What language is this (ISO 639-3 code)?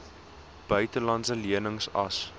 afr